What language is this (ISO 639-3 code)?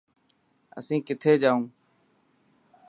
mki